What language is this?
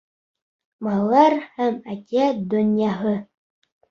Bashkir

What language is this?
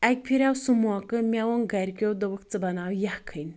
Kashmiri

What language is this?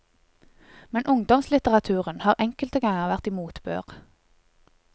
Norwegian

